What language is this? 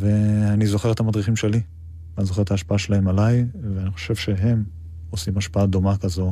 Hebrew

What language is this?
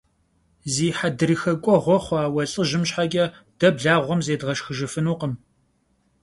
Kabardian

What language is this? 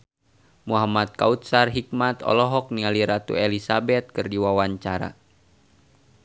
Sundanese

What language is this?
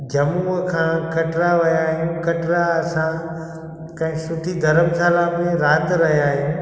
Sindhi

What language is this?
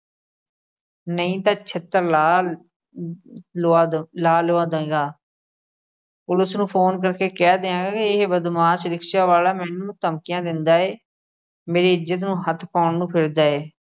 Punjabi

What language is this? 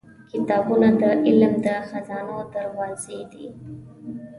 Pashto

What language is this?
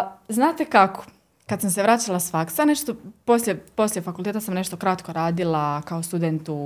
Croatian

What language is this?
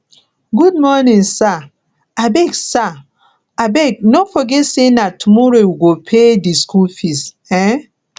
Nigerian Pidgin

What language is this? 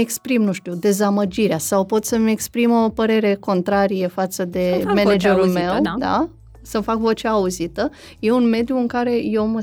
Romanian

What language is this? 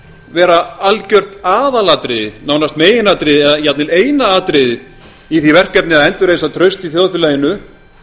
Icelandic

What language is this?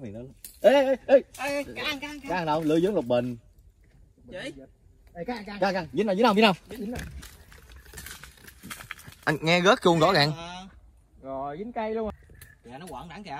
Vietnamese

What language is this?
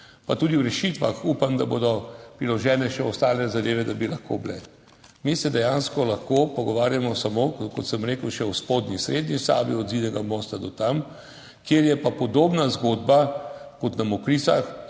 Slovenian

